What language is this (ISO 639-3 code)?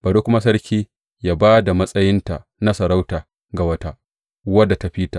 hau